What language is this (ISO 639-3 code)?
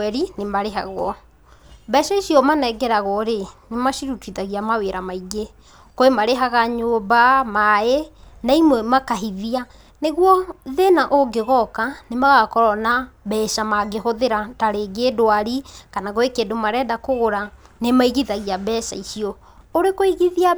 kik